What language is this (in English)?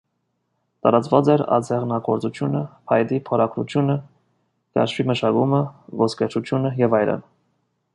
Armenian